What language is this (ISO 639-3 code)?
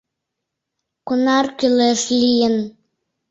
chm